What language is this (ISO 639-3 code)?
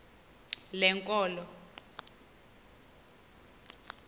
xho